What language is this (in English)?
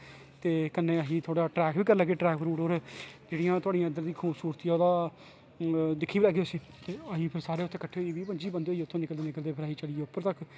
Dogri